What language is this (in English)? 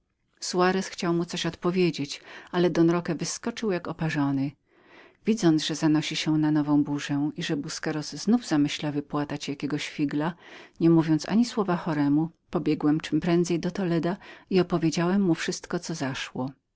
Polish